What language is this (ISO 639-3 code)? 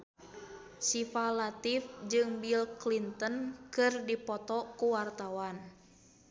sun